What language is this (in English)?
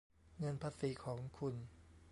Thai